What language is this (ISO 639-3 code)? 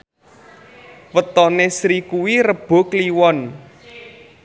jav